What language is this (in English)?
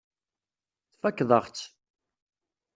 Kabyle